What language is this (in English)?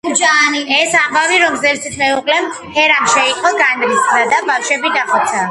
Georgian